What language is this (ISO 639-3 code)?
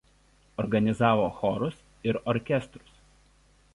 lit